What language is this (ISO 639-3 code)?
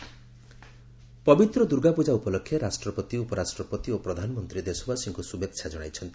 ori